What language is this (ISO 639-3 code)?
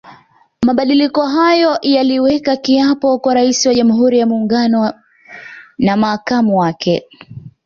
swa